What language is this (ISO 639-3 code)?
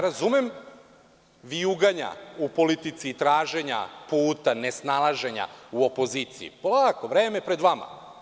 srp